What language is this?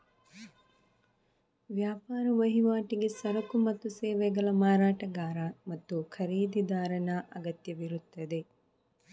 Kannada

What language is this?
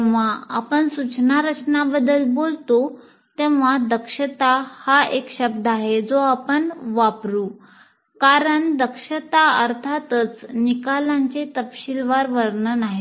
Marathi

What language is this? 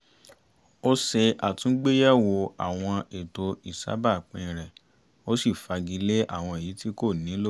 Yoruba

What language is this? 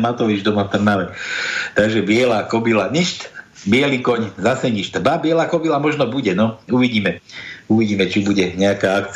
Slovak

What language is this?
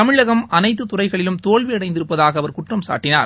Tamil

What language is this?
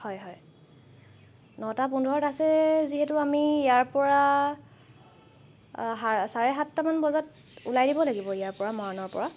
Assamese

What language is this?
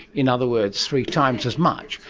English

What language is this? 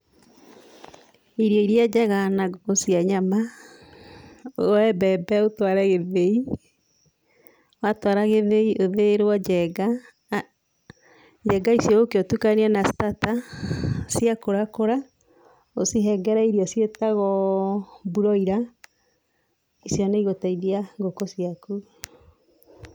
Kikuyu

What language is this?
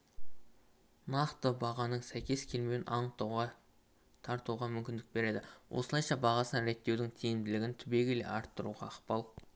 Kazakh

